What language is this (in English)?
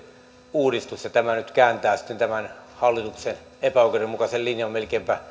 Finnish